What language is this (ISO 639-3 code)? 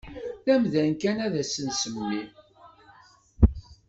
kab